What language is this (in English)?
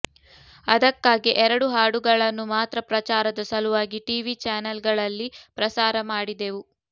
Kannada